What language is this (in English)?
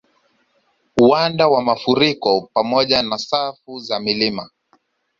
Swahili